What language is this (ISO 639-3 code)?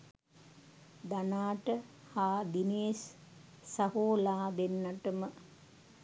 sin